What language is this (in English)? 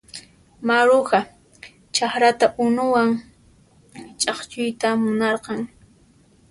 Puno Quechua